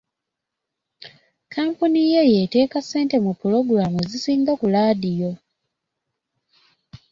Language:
Ganda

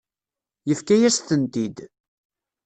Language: Kabyle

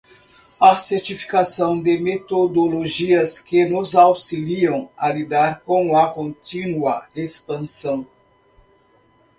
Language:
Portuguese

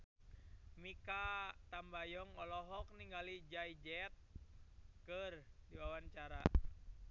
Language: Sundanese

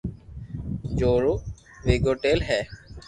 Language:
Loarki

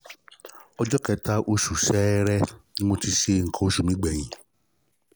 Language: Yoruba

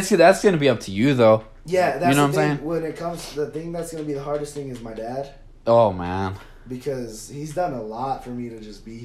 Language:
English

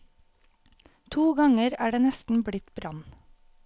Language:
Norwegian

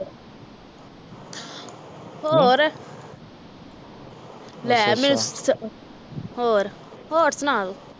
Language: Punjabi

